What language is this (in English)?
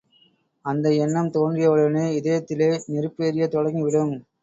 Tamil